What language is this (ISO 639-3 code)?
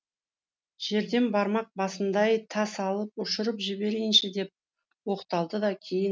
kaz